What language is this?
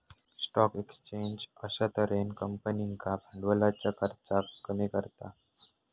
Marathi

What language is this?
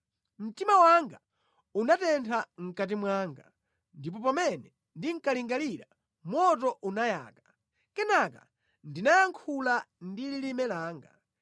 Nyanja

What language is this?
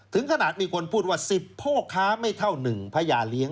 Thai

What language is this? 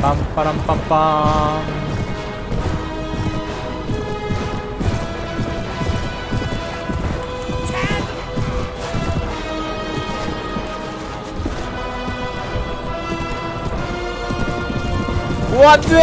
Korean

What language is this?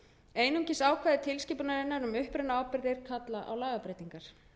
Icelandic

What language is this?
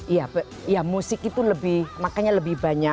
Indonesian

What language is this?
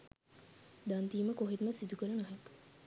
Sinhala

